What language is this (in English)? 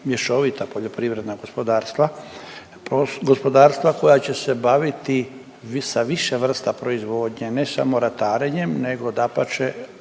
Croatian